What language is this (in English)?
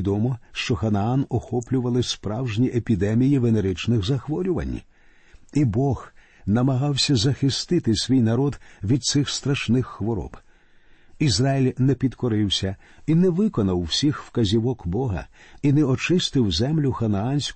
Ukrainian